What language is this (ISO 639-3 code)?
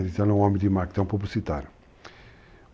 por